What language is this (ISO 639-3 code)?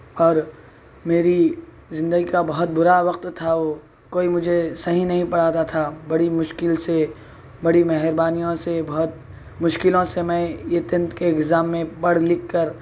urd